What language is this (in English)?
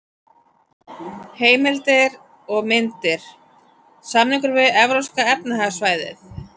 Icelandic